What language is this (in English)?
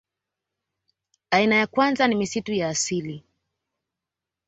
Swahili